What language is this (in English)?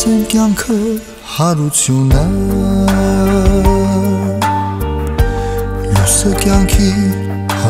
Romanian